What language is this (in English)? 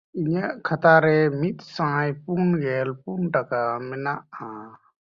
Santali